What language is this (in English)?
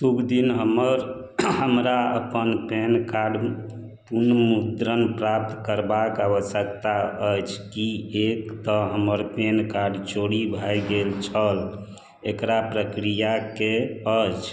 Maithili